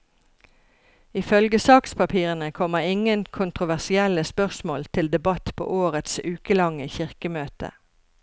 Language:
Norwegian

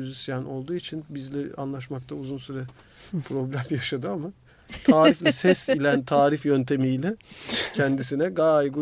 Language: Turkish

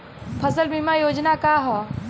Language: Bhojpuri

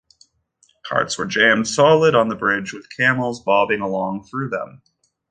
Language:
English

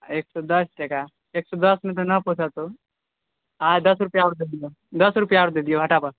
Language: Maithili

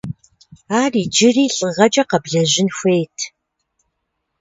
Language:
Kabardian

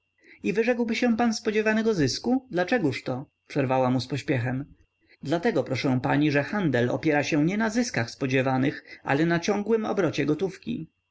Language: Polish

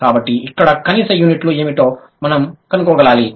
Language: Telugu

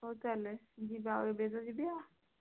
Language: Odia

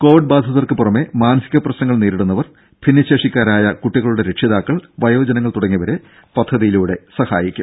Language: Malayalam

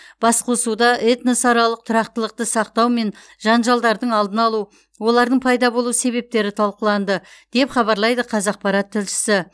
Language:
Kazakh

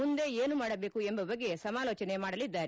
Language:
Kannada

